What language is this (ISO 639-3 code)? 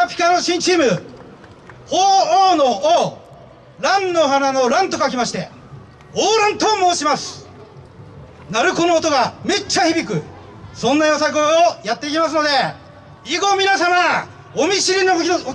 jpn